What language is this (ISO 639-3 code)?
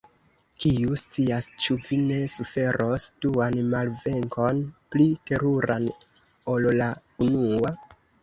epo